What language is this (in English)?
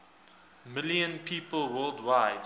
English